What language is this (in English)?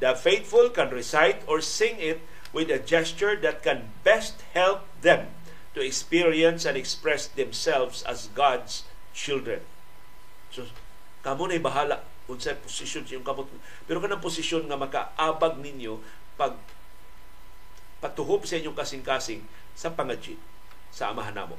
Filipino